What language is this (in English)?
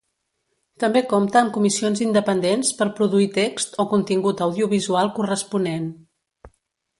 Catalan